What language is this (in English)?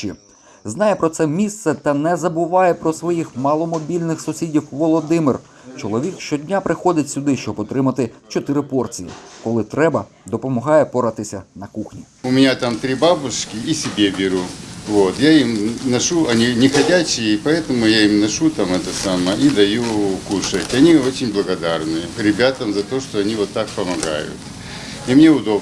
Ukrainian